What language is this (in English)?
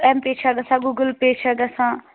Kashmiri